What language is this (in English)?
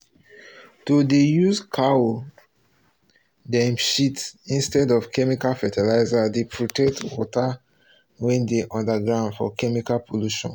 Nigerian Pidgin